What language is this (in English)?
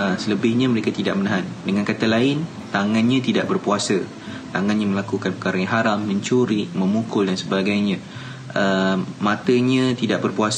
Malay